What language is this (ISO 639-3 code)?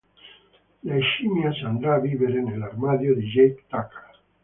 ita